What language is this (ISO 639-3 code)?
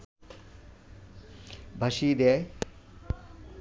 ben